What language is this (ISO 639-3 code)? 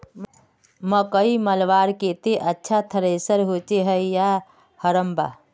mag